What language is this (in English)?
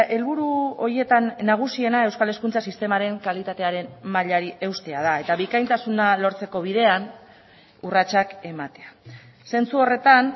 Basque